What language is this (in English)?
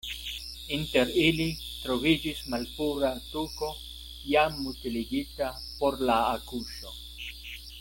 Esperanto